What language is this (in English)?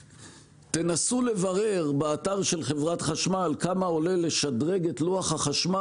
Hebrew